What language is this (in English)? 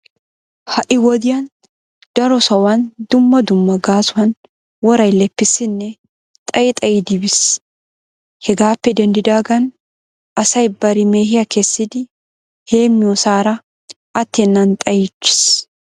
Wolaytta